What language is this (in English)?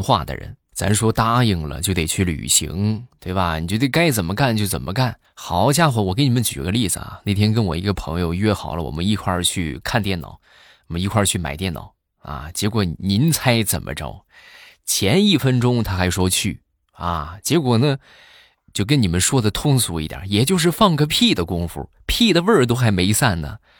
Chinese